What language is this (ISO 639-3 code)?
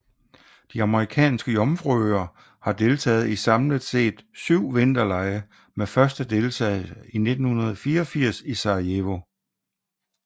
dan